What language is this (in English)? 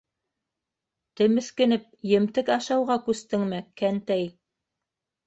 Bashkir